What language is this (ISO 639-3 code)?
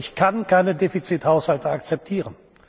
deu